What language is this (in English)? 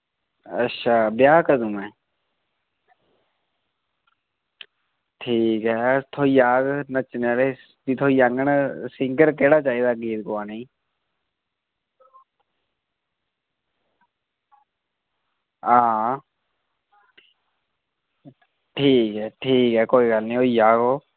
Dogri